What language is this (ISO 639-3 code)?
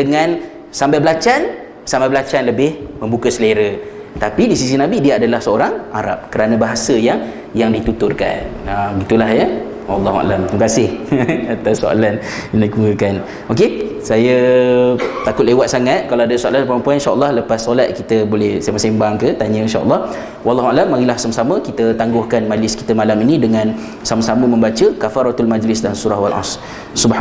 msa